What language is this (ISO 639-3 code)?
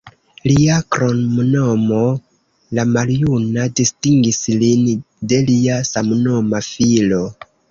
epo